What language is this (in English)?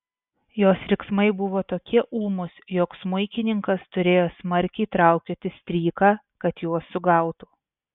Lithuanian